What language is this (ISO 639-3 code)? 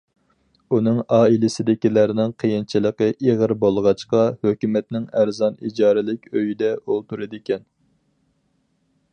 uig